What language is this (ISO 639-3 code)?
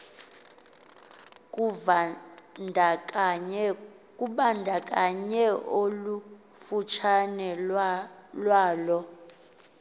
xho